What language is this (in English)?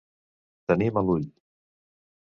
Catalan